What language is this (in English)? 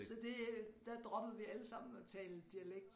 Danish